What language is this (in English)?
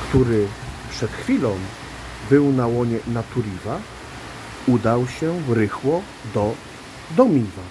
Polish